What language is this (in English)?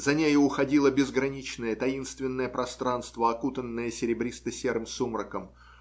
Russian